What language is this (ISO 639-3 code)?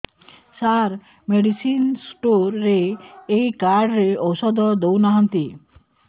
ori